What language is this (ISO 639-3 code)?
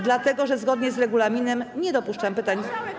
pol